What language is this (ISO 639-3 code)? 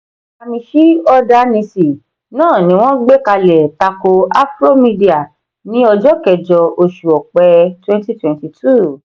yor